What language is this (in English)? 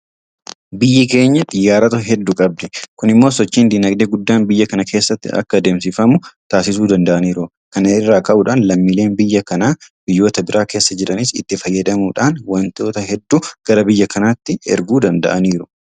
Oromo